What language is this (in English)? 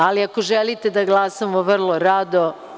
Serbian